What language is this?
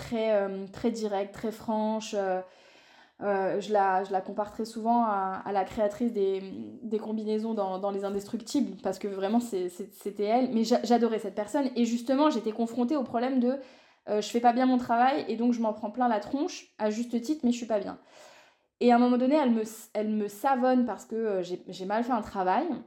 French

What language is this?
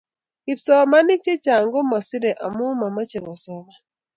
Kalenjin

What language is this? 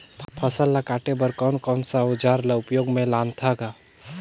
Chhattisgarhi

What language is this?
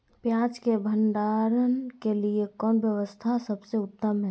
Magahi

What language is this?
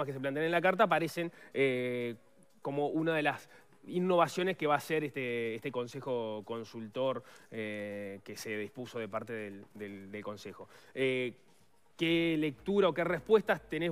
Spanish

